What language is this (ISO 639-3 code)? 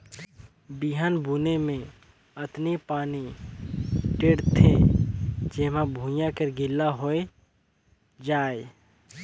hne